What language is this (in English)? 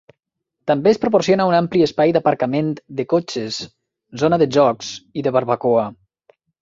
Catalan